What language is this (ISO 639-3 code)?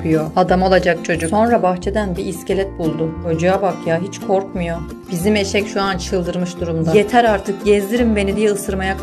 tur